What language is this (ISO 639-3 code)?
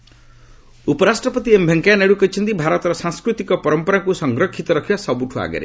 ori